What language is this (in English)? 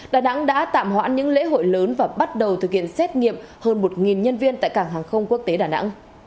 Vietnamese